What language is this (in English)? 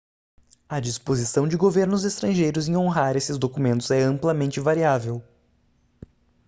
Portuguese